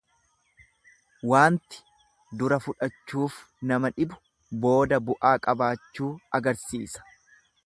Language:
Oromo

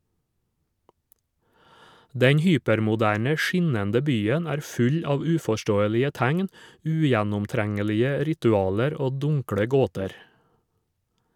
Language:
Norwegian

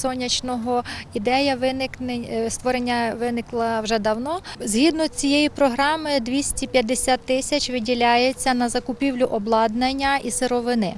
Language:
Ukrainian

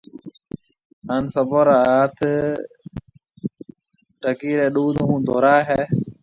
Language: Marwari (Pakistan)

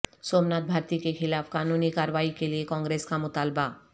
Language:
Urdu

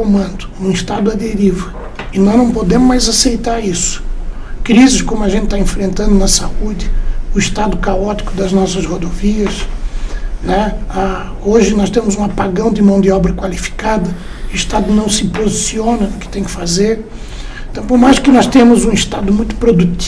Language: Portuguese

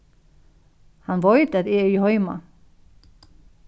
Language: Faroese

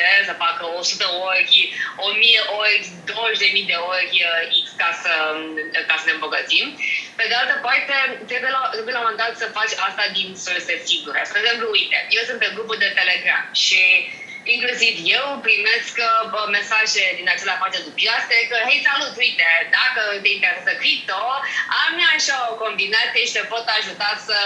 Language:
Romanian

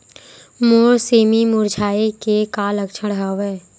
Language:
Chhattisgarhi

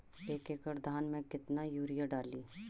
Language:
Magahi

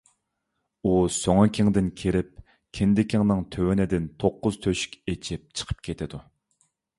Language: Uyghur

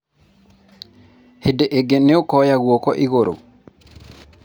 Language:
Kikuyu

